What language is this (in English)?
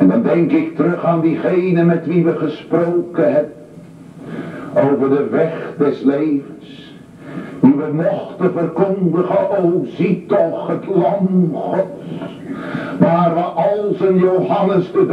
Dutch